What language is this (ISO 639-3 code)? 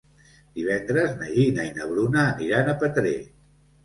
cat